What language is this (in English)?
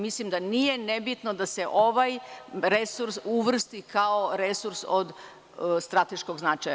Serbian